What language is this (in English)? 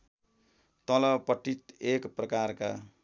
Nepali